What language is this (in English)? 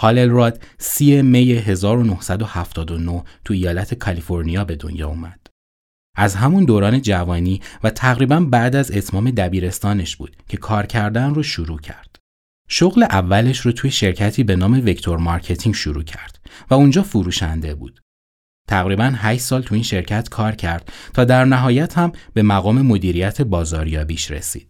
Persian